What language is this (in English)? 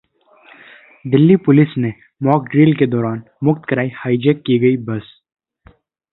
Hindi